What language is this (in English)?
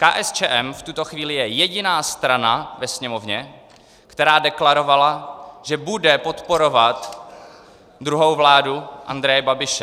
Czech